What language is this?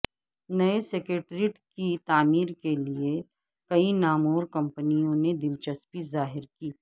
Urdu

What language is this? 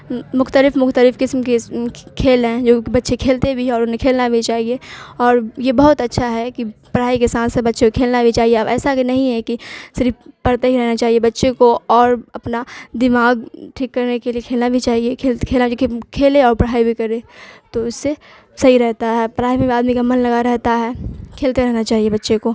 Urdu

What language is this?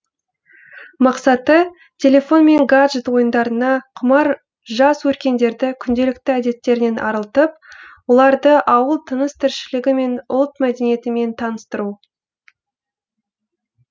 Kazakh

